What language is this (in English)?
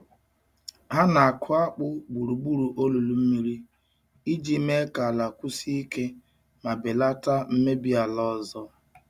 Igbo